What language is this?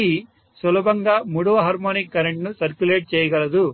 Telugu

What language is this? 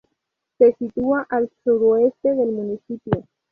Spanish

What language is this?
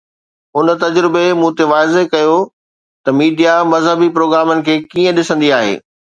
Sindhi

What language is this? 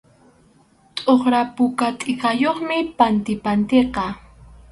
Arequipa-La Unión Quechua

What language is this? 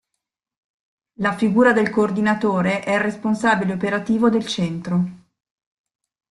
Italian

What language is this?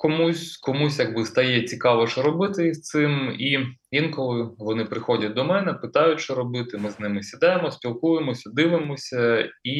Ukrainian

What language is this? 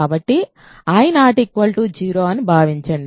Telugu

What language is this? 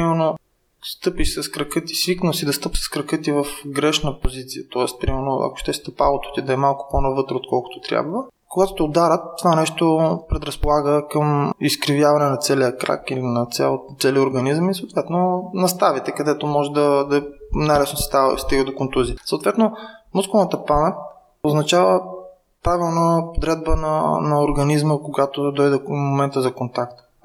Bulgarian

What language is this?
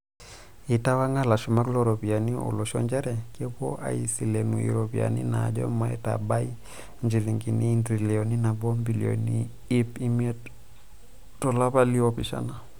Masai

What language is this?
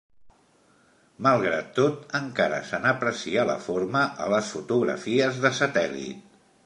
Catalan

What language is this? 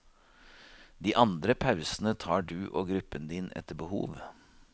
Norwegian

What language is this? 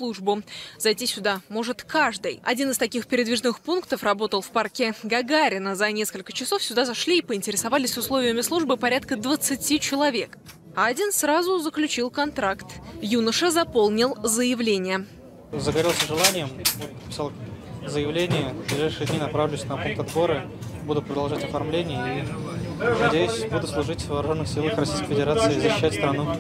Russian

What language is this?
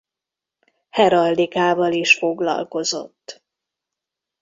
Hungarian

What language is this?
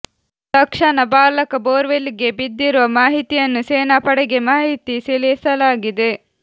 Kannada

